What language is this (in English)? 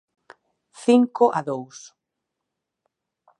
Galician